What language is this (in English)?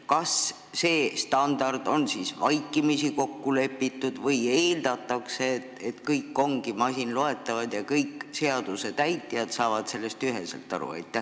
Estonian